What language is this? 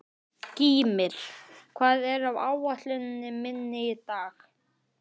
Icelandic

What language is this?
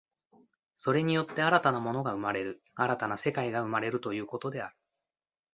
Japanese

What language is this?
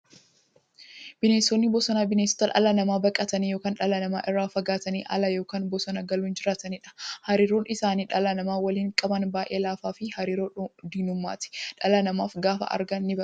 Oromo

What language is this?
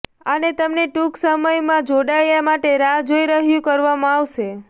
Gujarati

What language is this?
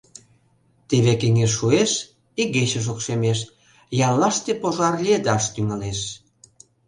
Mari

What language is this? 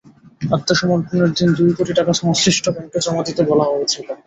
Bangla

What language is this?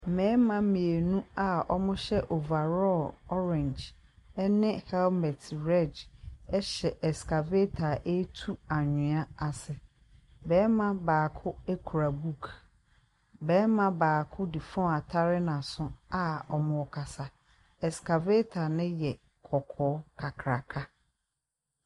Akan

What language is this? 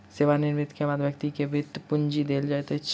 Maithili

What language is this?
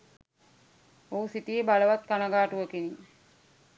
Sinhala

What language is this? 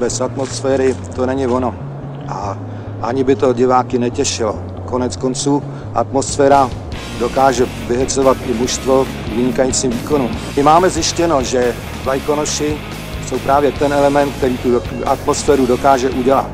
Czech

